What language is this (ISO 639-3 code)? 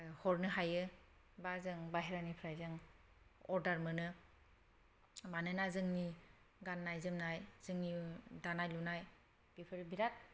brx